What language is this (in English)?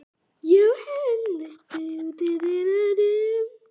Icelandic